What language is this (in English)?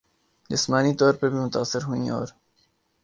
Urdu